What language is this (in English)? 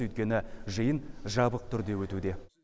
Kazakh